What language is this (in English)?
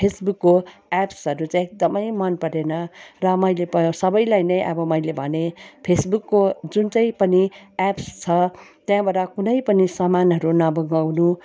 Nepali